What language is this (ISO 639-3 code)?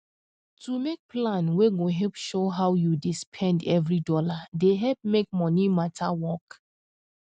pcm